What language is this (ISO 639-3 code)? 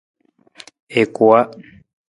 nmz